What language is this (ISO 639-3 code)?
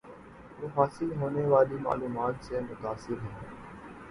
urd